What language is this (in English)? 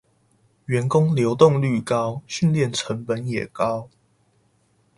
Chinese